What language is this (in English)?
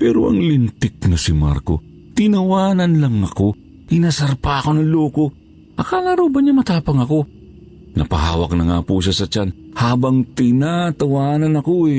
Filipino